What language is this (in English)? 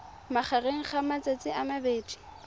Tswana